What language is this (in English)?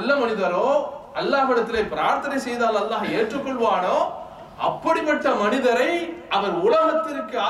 Arabic